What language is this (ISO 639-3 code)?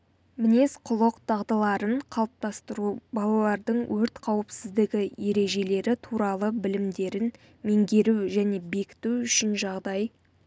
kaz